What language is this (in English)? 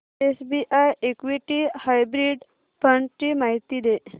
Marathi